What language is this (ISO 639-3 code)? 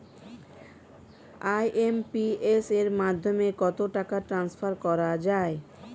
ben